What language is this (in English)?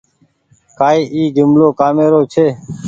Goaria